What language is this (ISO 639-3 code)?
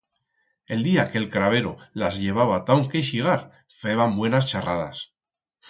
arg